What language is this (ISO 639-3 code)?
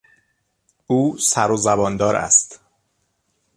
fas